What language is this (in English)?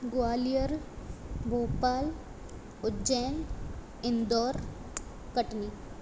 Sindhi